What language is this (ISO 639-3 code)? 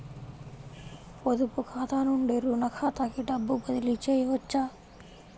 tel